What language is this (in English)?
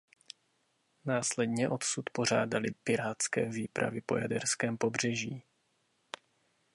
Czech